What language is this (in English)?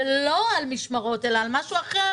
Hebrew